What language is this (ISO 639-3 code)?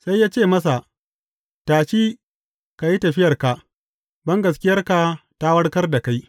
hau